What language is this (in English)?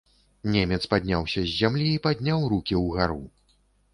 Belarusian